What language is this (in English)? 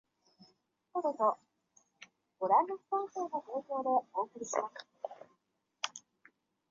Chinese